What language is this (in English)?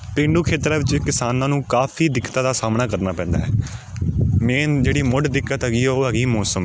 Punjabi